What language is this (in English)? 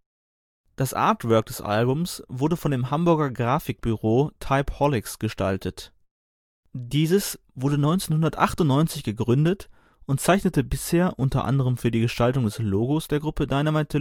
German